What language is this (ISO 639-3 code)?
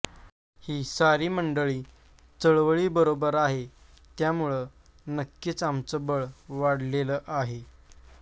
mar